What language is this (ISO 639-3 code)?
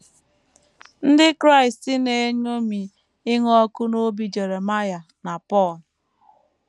ibo